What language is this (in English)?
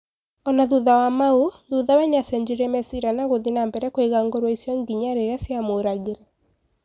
Kikuyu